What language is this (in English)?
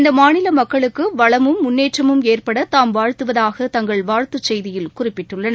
Tamil